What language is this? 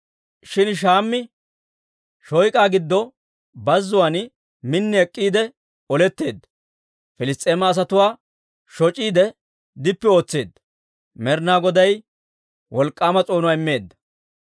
Dawro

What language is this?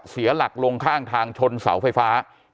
Thai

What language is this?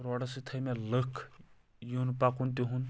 Kashmiri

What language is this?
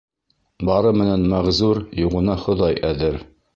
Bashkir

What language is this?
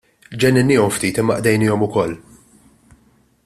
Maltese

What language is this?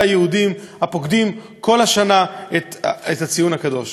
Hebrew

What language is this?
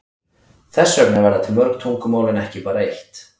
Icelandic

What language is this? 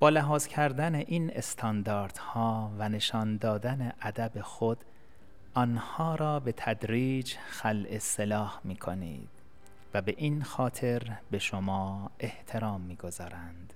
Persian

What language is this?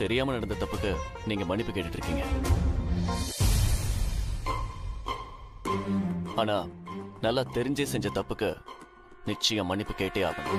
Tamil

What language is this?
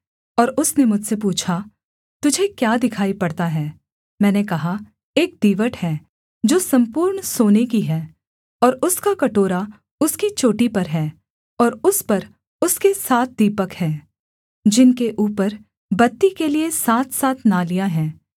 Hindi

